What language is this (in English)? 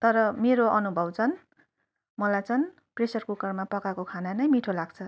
Nepali